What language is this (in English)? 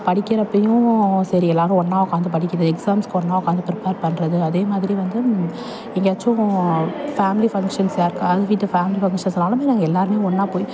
Tamil